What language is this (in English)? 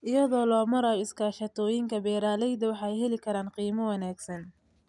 Somali